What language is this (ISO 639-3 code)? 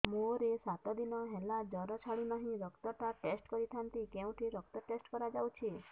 ori